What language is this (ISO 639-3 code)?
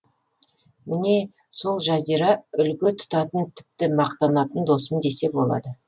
kaz